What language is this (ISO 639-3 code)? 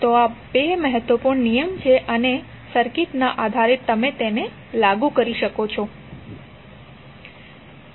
guj